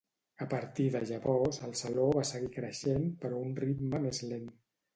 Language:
Catalan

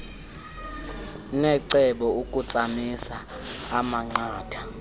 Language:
Xhosa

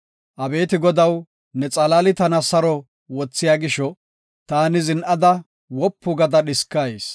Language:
Gofa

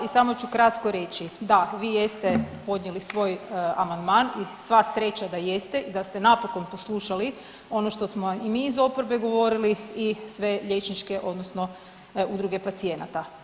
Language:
Croatian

